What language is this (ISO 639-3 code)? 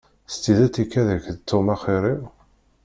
kab